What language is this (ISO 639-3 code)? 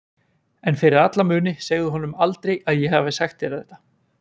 isl